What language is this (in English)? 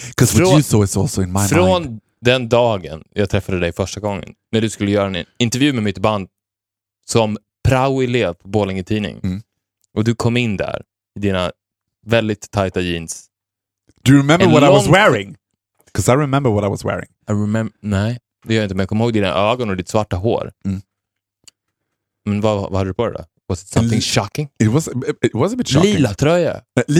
Swedish